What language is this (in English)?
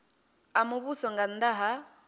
Venda